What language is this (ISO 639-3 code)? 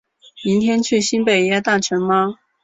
zho